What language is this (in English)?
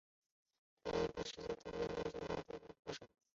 Chinese